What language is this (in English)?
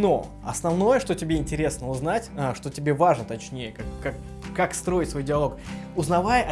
Russian